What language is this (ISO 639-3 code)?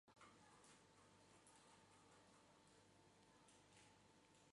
zho